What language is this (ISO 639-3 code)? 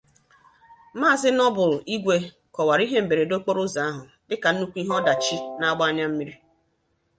ibo